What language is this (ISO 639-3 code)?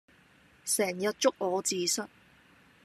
yue